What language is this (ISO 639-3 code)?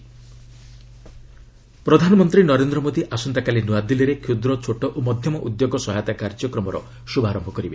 ori